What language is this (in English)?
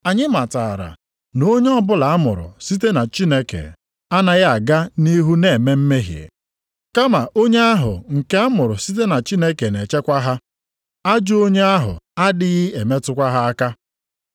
Igbo